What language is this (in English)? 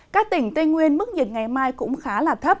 Vietnamese